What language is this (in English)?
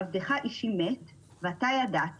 Hebrew